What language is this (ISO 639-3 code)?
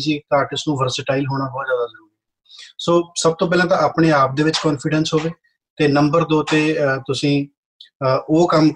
pan